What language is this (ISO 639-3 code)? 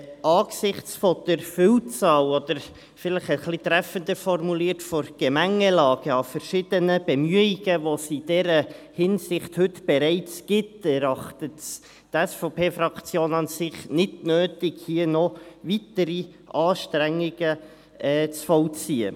gsw